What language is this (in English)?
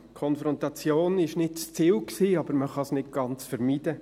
Swiss German